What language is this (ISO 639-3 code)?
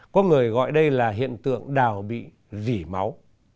vie